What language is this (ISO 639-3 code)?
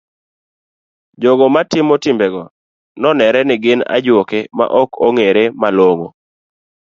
luo